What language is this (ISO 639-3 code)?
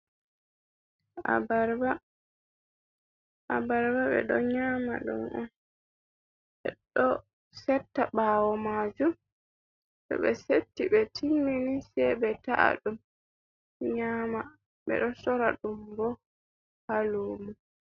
ful